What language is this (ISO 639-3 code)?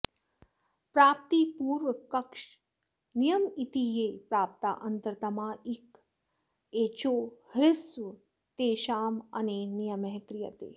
san